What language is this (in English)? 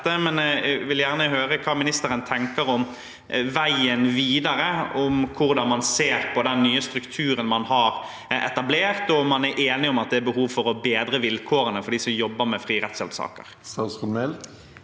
Norwegian